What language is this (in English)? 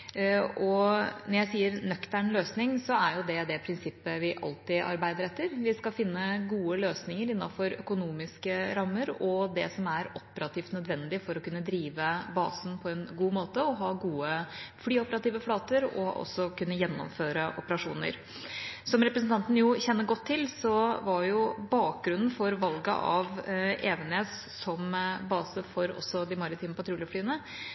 Norwegian Bokmål